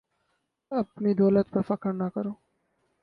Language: Urdu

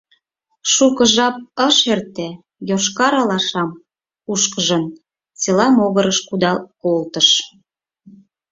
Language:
Mari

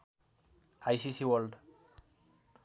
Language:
Nepali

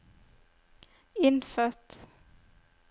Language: Norwegian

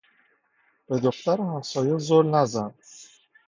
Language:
Persian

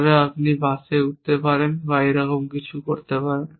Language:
Bangla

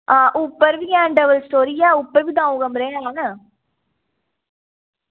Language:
Dogri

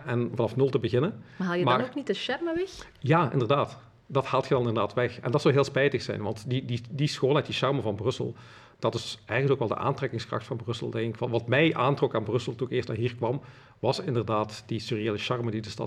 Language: Dutch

